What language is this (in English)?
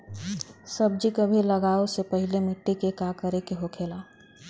Bhojpuri